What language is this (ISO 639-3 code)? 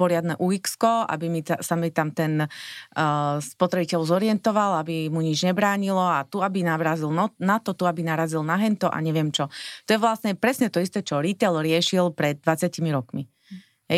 slk